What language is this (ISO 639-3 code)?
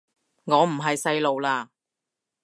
yue